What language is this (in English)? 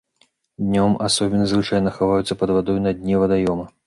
Belarusian